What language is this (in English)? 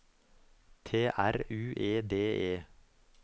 Norwegian